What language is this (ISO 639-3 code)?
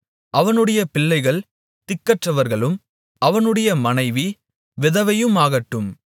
tam